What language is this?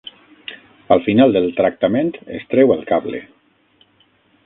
Catalan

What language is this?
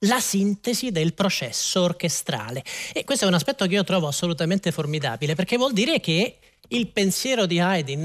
Italian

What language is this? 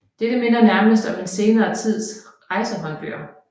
Danish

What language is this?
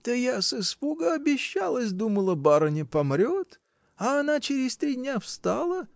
Russian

